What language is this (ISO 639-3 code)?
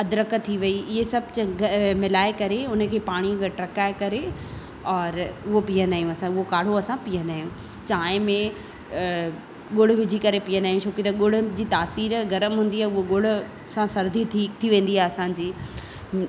snd